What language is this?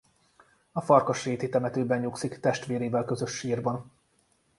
Hungarian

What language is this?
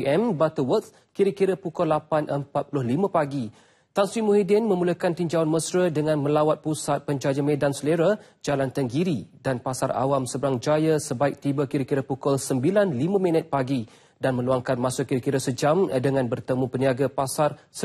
Malay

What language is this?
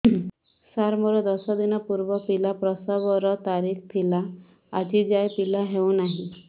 Odia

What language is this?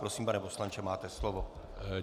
Czech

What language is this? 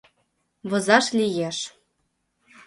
Mari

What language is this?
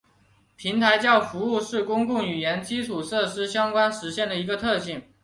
Chinese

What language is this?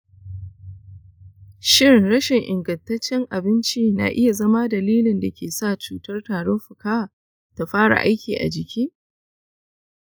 Hausa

